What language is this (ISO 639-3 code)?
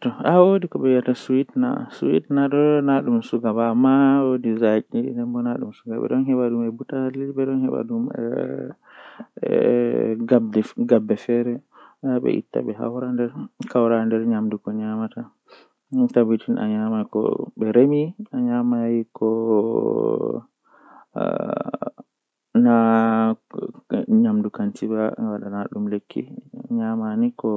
fuh